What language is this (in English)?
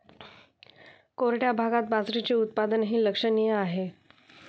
Marathi